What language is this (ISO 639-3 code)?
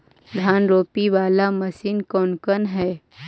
mag